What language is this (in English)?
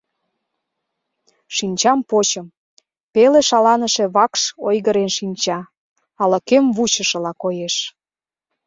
Mari